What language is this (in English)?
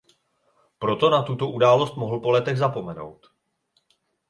Czech